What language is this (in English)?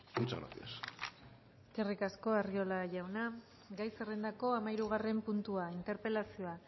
Basque